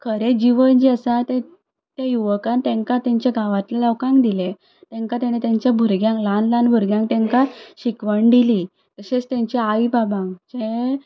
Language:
Konkani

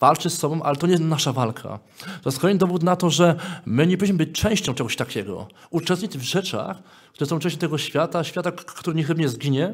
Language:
Polish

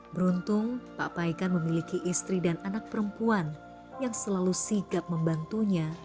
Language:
Indonesian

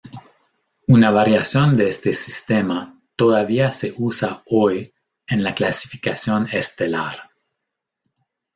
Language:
Spanish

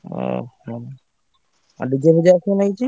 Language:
Odia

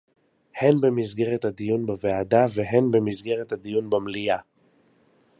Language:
Hebrew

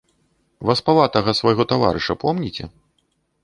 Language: Belarusian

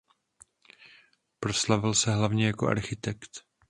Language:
Czech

